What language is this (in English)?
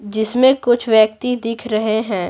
Hindi